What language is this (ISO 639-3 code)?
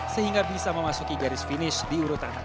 ind